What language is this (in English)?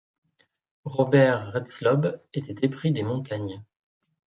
French